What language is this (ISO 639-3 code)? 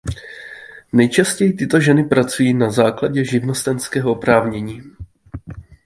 ces